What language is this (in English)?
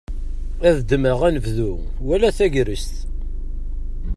Kabyle